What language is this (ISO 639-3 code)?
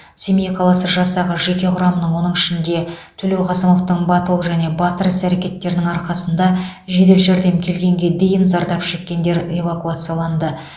kaz